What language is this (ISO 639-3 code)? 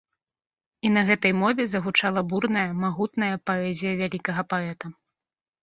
bel